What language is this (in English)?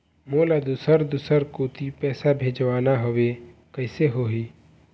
Chhattisgarhi